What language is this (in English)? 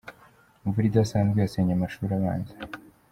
Kinyarwanda